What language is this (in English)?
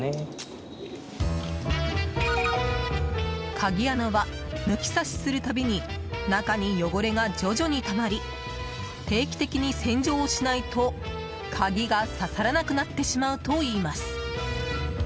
Japanese